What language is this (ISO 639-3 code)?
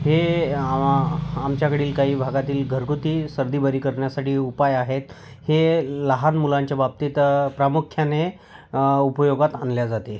mar